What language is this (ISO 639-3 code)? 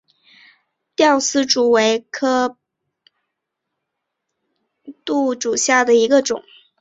zho